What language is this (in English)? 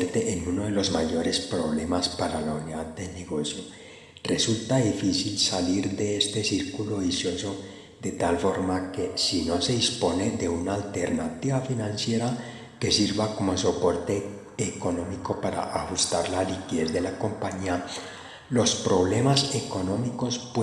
Spanish